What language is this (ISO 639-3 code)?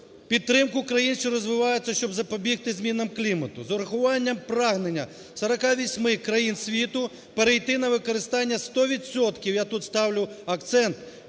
ukr